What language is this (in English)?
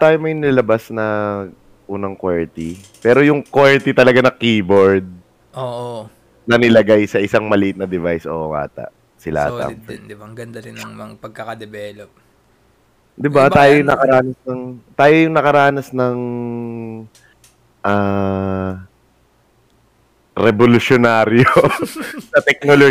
Filipino